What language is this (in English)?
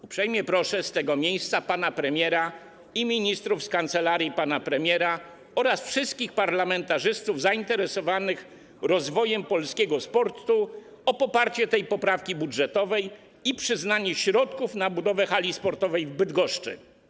Polish